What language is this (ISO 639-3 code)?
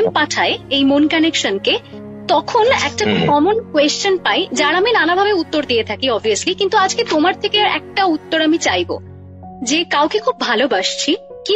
ben